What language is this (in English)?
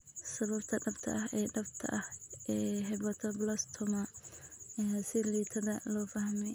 Somali